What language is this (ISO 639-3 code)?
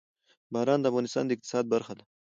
pus